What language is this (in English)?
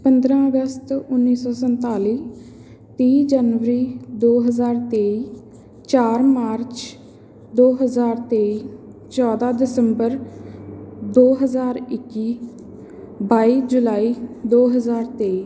Punjabi